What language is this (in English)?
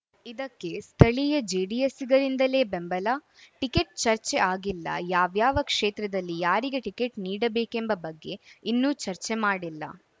Kannada